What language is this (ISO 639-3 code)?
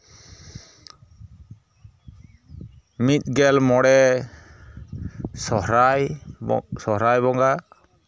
sat